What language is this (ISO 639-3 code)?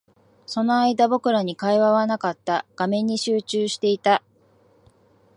jpn